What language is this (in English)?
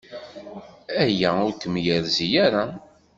Kabyle